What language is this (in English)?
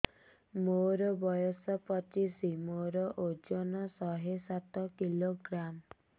Odia